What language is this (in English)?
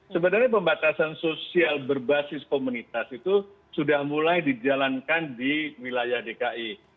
Indonesian